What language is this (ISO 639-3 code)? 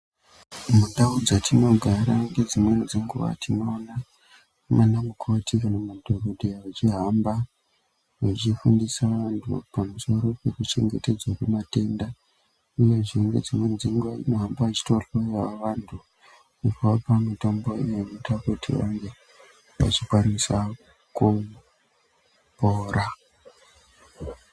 ndc